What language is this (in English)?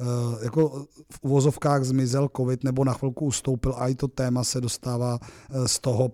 Czech